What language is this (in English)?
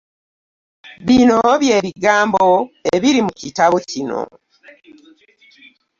Ganda